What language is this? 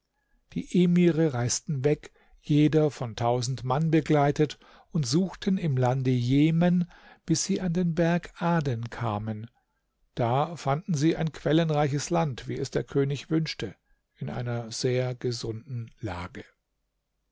German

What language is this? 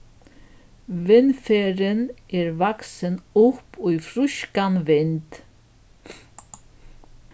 Faroese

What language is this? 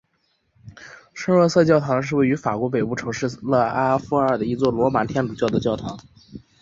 Chinese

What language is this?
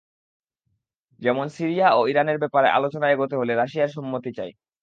Bangla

